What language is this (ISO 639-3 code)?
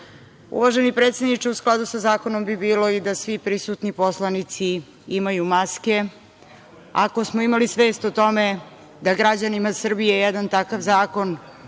srp